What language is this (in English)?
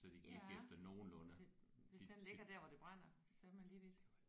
Danish